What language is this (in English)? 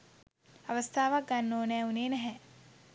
Sinhala